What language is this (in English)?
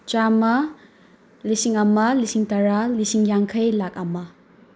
Manipuri